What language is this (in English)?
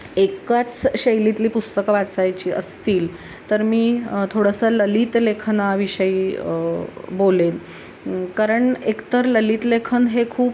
Marathi